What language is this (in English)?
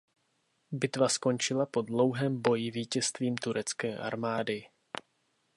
Czech